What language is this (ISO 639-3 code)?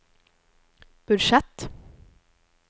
nor